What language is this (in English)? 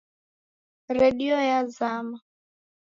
Taita